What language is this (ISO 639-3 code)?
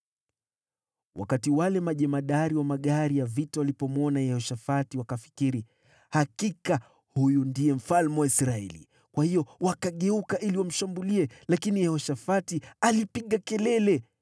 swa